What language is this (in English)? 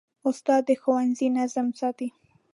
Pashto